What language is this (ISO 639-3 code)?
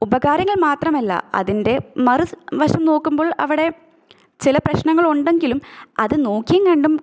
mal